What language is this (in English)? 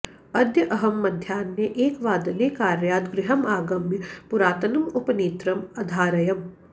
Sanskrit